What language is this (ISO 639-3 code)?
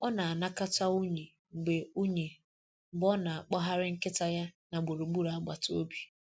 ibo